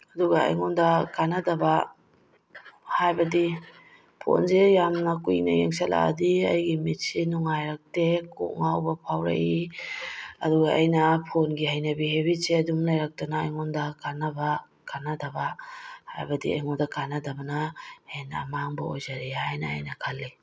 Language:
Manipuri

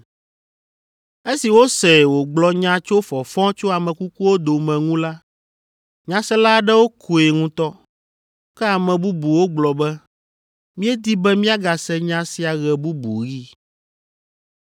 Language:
Ewe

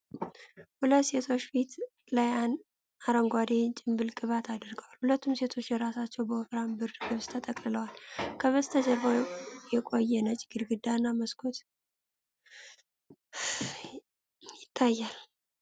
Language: Amharic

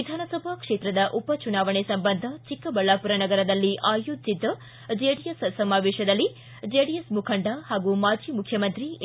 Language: Kannada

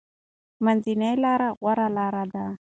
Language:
Pashto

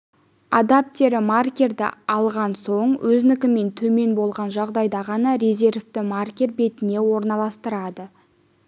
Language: Kazakh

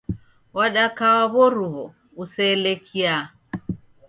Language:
Taita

